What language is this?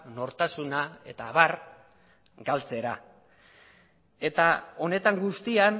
Basque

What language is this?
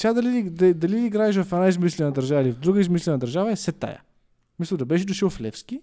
Bulgarian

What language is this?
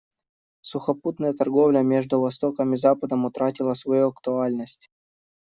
Russian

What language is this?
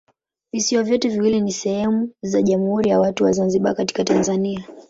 Swahili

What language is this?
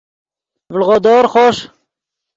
Yidgha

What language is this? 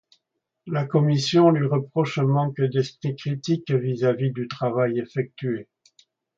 French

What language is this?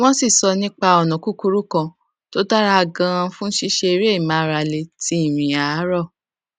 Yoruba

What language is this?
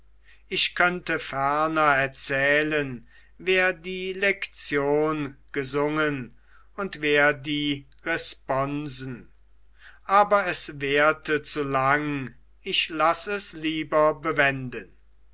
German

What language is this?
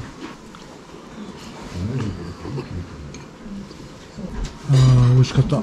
Japanese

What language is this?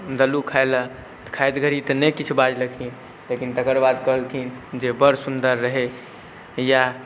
Maithili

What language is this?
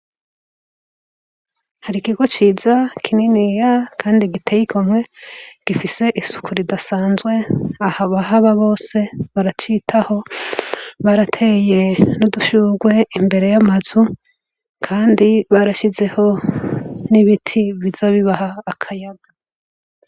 Rundi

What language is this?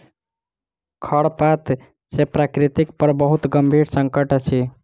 Maithili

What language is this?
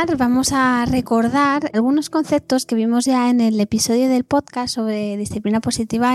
Spanish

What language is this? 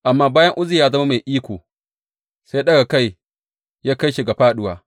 Hausa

